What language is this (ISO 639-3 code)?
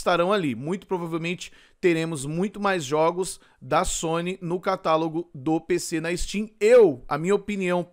por